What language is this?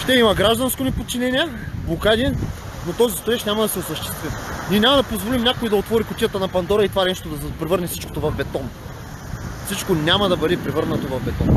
Bulgarian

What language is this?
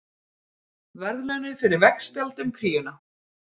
Icelandic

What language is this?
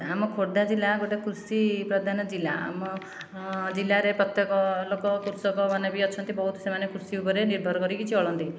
Odia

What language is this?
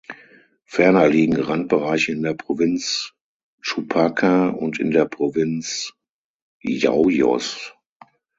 German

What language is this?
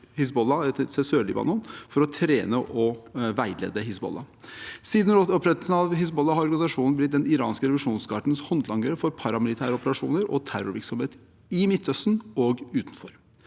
Norwegian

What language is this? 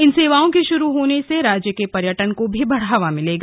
Hindi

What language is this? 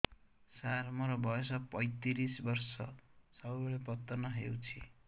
Odia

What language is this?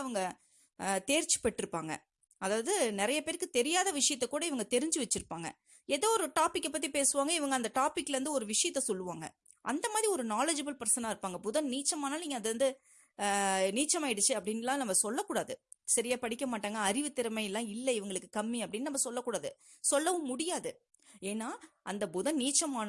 Tamil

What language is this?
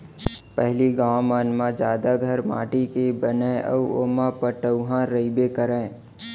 Chhattisgarhi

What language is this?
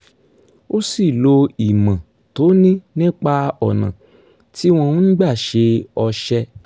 Yoruba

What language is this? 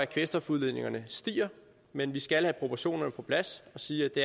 Danish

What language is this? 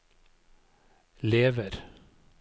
Norwegian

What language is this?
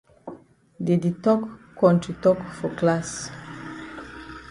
Cameroon Pidgin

